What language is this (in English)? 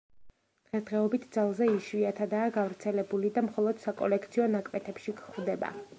Georgian